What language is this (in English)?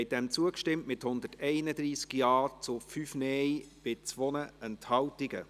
Swiss German